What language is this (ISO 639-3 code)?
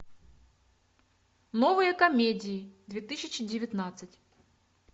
rus